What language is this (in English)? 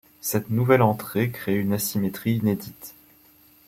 French